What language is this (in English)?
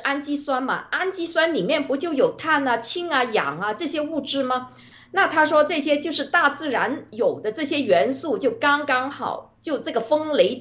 Chinese